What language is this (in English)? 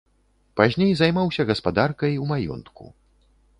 Belarusian